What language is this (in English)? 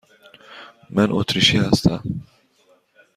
Persian